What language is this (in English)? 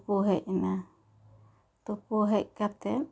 Santali